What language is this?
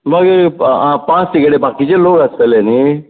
Konkani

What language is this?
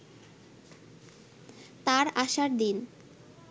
Bangla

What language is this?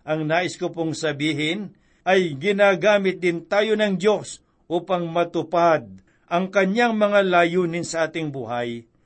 Filipino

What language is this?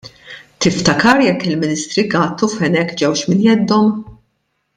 Maltese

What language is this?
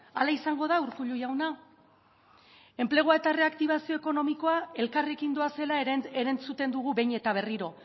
Basque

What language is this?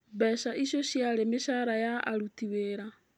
Kikuyu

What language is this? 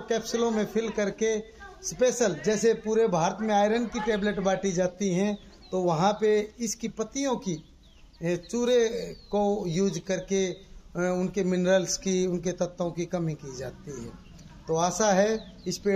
Hindi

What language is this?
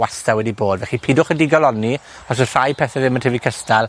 Welsh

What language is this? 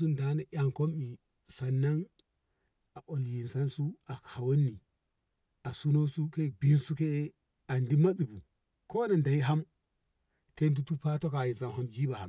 Ngamo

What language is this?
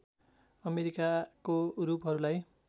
Nepali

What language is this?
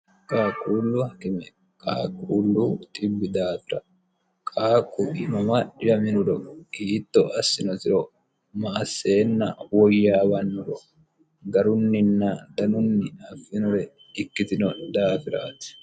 Sidamo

